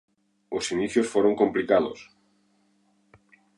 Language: Galician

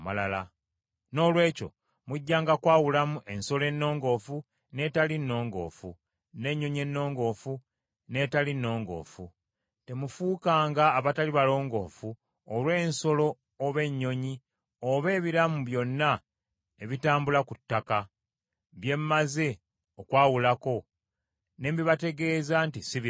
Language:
Ganda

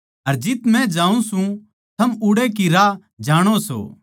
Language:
Haryanvi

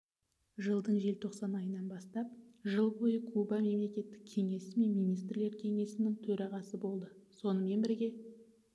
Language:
Kazakh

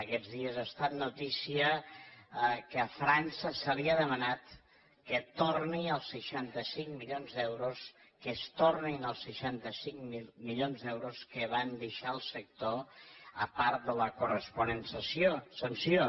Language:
Catalan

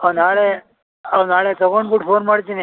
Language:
Kannada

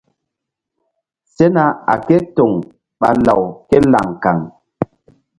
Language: Mbum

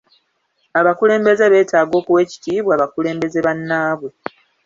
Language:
Ganda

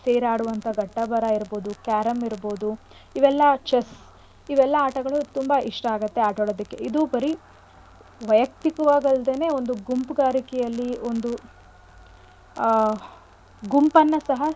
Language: Kannada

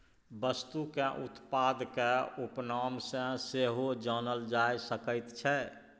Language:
Maithili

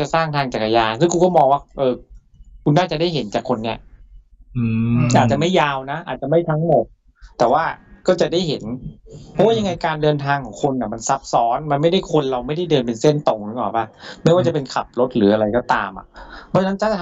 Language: Thai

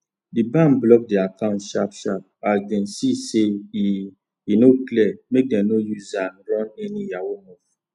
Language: Nigerian Pidgin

